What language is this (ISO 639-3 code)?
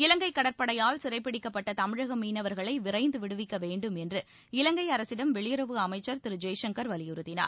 tam